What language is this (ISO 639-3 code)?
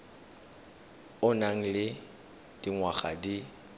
tsn